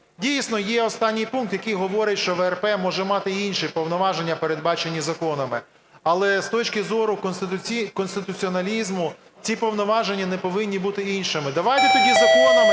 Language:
Ukrainian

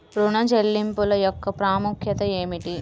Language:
Telugu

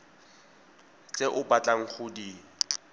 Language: Tswana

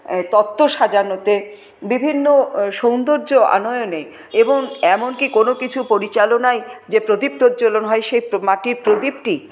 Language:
Bangla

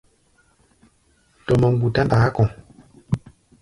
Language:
Gbaya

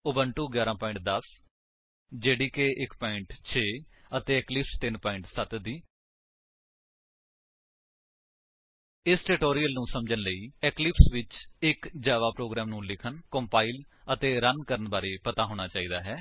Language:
Punjabi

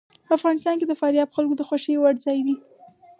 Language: Pashto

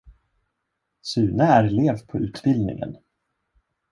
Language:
Swedish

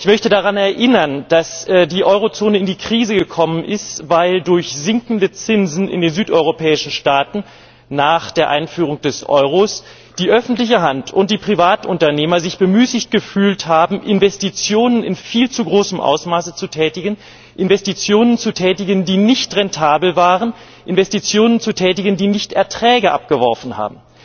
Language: German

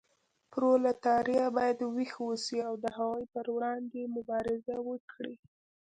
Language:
Pashto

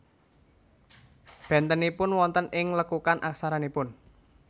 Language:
Javanese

